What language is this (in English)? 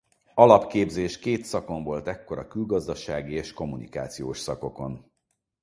Hungarian